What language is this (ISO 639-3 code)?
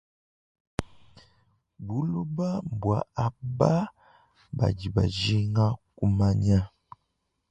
lua